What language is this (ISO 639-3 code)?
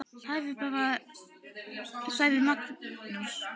isl